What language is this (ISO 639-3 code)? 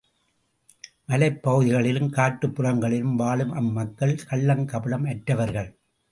tam